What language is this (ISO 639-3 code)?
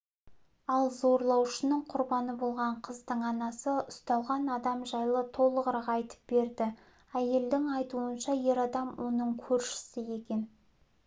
kaz